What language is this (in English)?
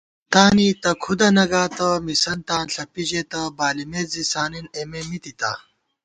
Gawar-Bati